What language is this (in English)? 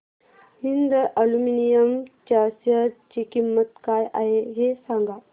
Marathi